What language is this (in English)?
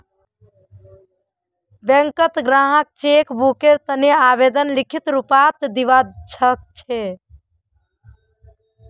Magahi